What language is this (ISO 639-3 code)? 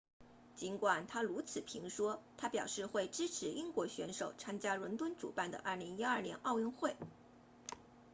zho